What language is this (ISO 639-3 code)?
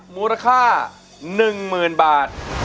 tha